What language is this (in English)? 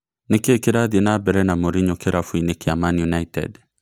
Kikuyu